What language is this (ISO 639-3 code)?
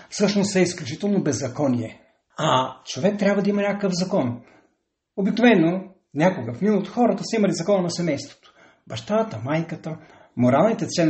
bul